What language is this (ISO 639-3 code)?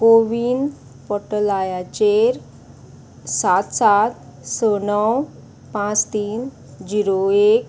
kok